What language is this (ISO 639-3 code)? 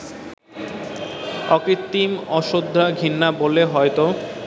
ben